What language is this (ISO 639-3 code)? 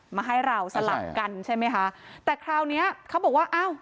tha